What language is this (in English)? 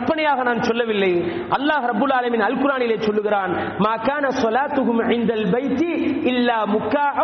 Tamil